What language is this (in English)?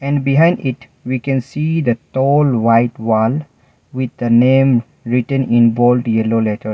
English